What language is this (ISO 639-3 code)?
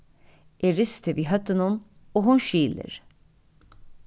fao